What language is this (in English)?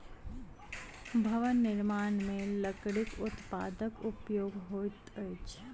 Maithili